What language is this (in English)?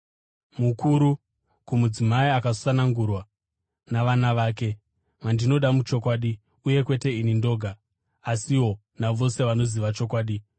Shona